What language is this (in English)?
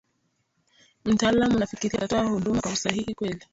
Swahili